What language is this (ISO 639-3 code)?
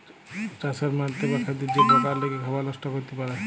ben